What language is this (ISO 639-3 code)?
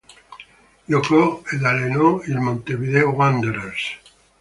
ita